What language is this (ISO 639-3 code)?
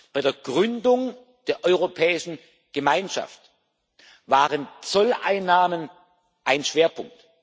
deu